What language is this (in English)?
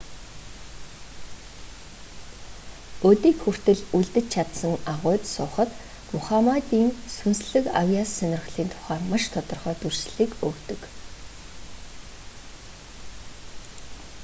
Mongolian